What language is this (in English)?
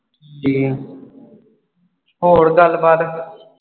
Punjabi